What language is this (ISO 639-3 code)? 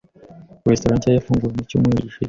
kin